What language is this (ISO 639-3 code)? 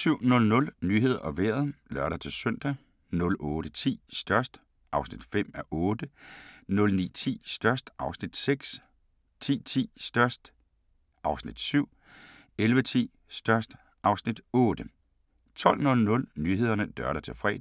dan